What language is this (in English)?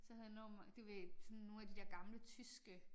Danish